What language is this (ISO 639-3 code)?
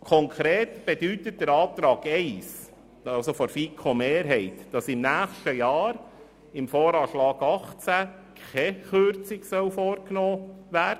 gsw